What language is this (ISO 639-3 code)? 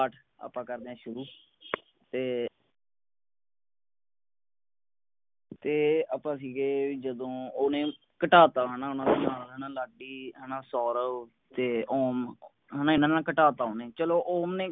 pan